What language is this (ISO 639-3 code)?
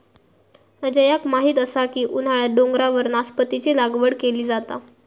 mar